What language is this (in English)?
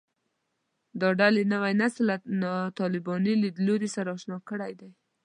Pashto